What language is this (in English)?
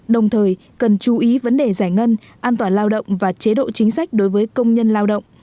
Vietnamese